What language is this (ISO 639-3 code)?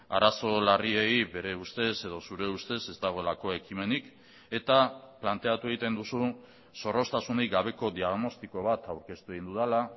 eus